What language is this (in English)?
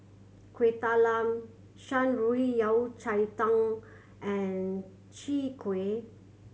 English